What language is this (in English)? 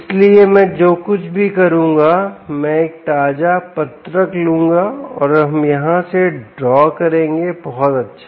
Hindi